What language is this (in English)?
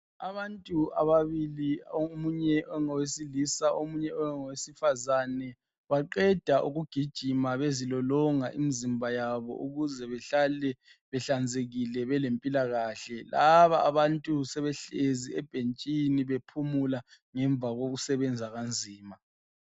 North Ndebele